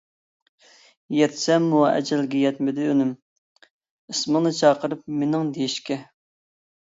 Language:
Uyghur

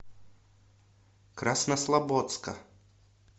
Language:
Russian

